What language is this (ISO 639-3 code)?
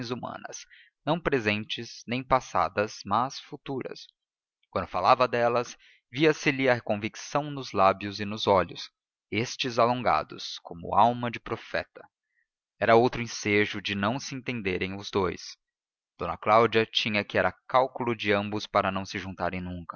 por